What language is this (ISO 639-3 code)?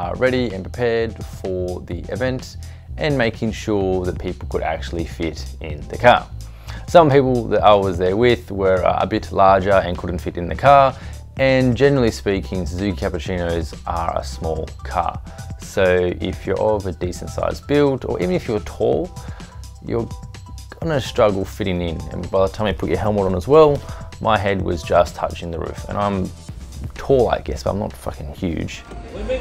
eng